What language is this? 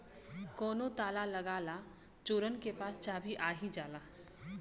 Bhojpuri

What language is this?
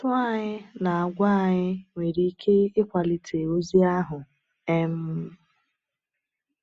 Igbo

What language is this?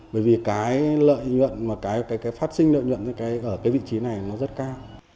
Vietnamese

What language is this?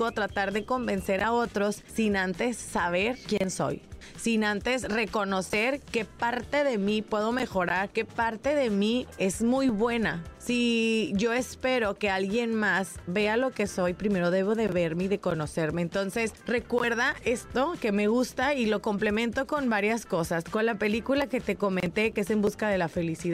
Spanish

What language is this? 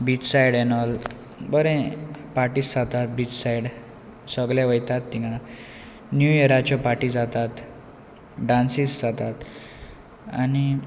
Konkani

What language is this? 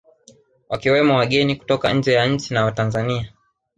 Swahili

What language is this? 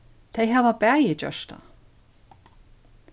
Faroese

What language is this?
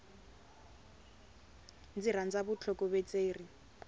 Tsonga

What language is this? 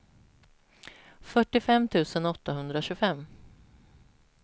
Swedish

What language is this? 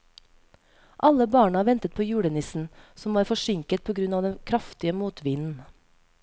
Norwegian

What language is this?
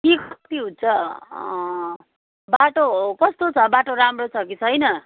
Nepali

